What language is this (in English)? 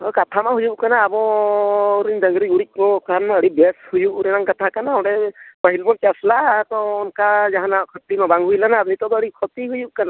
Santali